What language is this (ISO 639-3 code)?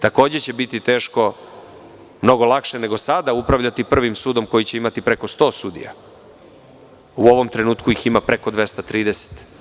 srp